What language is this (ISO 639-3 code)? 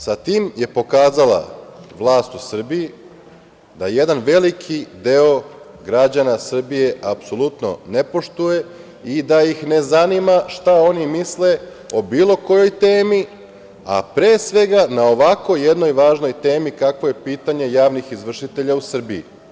srp